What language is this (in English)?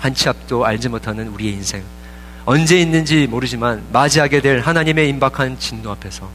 Korean